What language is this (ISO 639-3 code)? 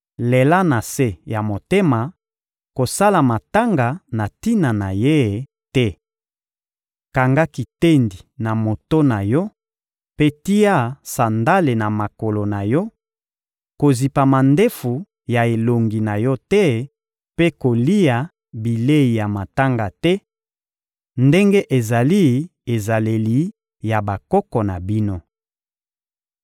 lin